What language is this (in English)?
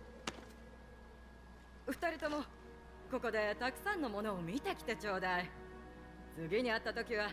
Japanese